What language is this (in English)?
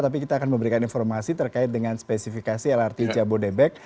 Indonesian